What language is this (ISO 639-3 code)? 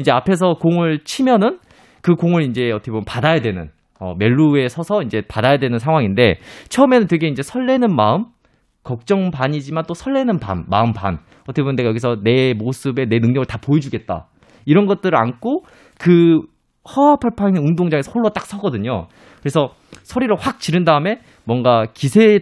kor